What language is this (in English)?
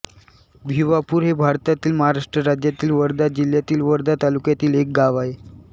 Marathi